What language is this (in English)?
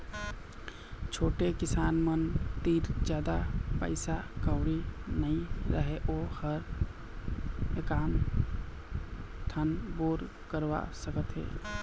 Chhattisgarhi